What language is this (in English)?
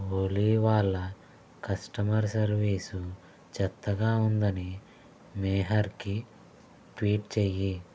Telugu